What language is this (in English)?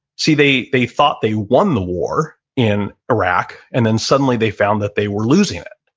English